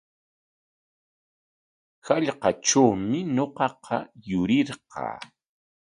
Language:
Corongo Ancash Quechua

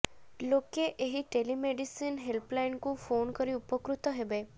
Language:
Odia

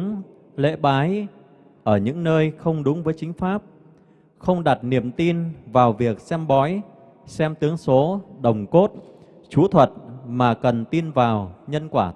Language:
Vietnamese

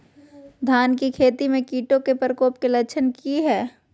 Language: Magahi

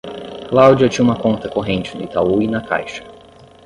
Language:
Portuguese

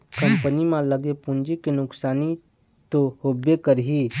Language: Chhattisgarhi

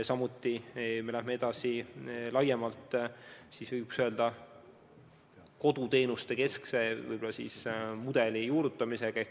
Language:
Estonian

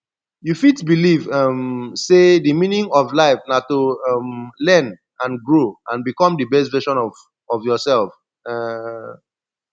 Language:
Nigerian Pidgin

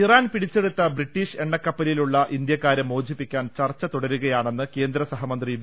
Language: Malayalam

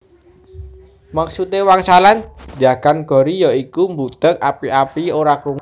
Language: Javanese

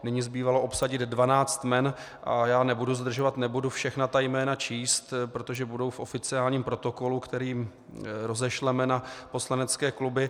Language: Czech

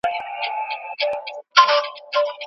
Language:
Pashto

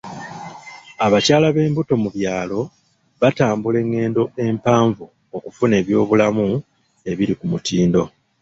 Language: Ganda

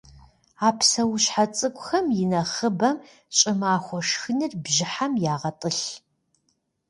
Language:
Kabardian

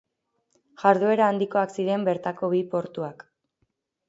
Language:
Basque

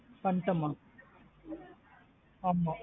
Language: Tamil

